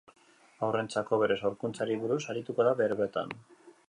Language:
Basque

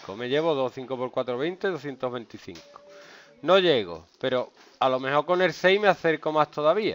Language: Spanish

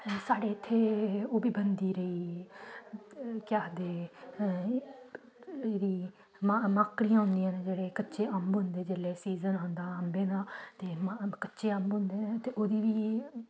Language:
Dogri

